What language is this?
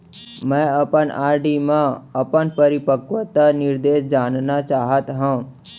Chhattisgarhi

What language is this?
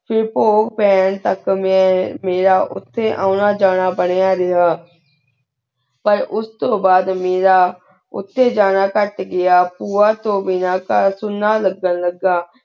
Punjabi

